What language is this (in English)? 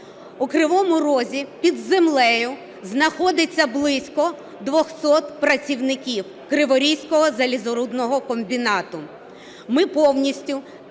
Ukrainian